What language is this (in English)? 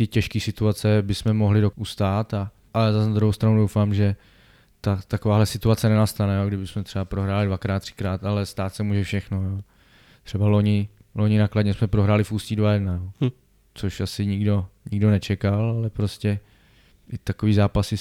Czech